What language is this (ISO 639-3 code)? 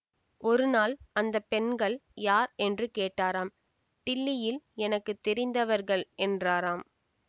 tam